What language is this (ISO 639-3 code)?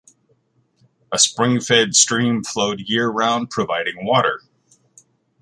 eng